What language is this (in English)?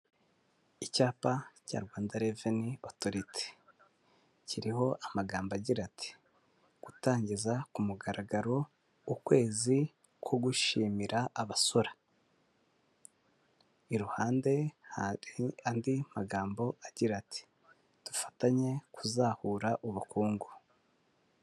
Kinyarwanda